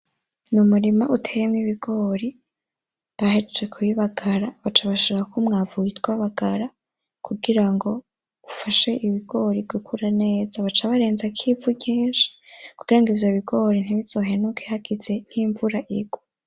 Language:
Rundi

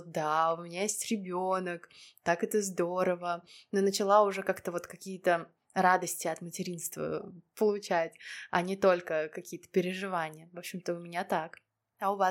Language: Russian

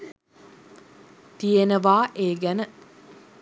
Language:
Sinhala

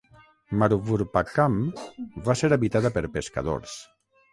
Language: Catalan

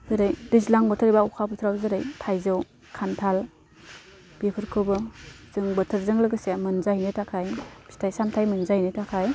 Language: Bodo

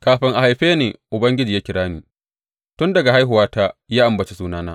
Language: Hausa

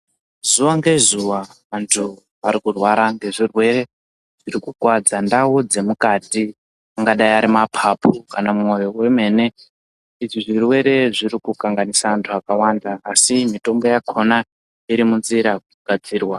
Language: Ndau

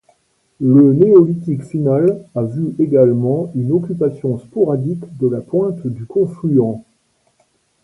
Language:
French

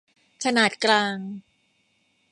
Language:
Thai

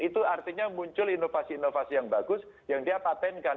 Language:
Indonesian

